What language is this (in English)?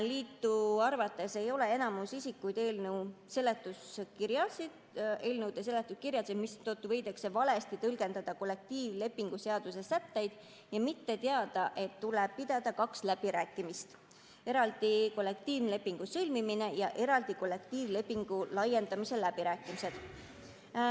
Estonian